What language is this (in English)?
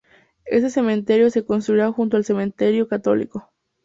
Spanish